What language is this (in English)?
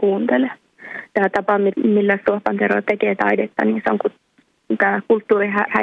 Finnish